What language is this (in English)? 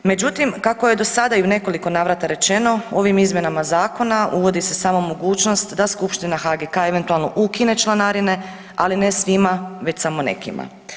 Croatian